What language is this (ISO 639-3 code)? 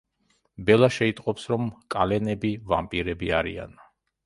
kat